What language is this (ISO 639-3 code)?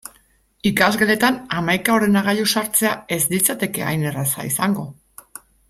eus